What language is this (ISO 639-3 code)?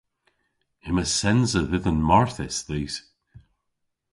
cor